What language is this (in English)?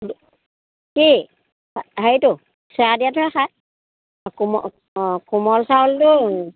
Assamese